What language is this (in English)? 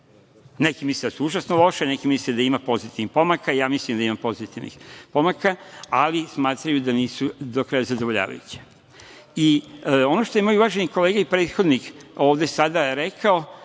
Serbian